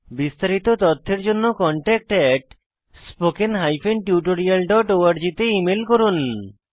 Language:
Bangla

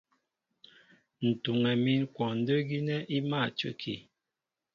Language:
Mbo (Cameroon)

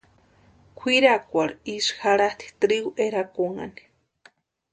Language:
Western Highland Purepecha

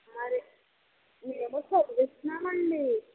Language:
Telugu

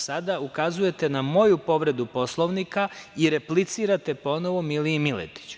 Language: Serbian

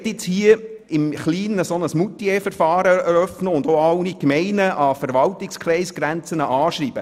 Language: Swiss German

